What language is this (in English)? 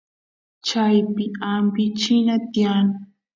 Santiago del Estero Quichua